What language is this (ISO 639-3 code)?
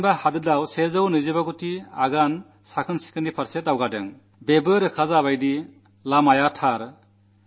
mal